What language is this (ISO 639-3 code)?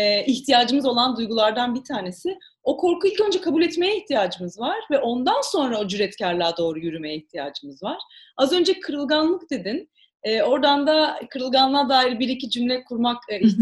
tur